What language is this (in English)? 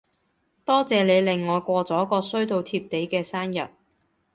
Cantonese